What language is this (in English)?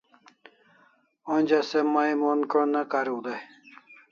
Kalasha